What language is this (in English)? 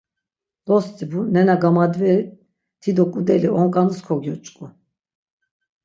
Laz